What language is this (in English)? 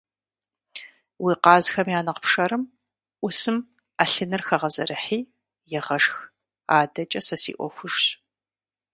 Kabardian